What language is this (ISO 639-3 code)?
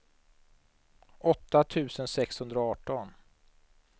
swe